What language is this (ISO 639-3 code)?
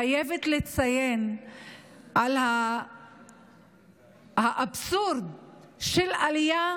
heb